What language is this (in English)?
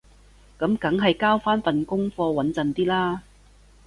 Cantonese